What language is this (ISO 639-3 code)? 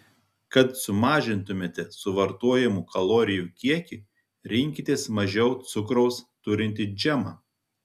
lit